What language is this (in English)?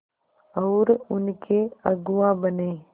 Hindi